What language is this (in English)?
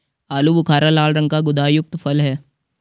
Hindi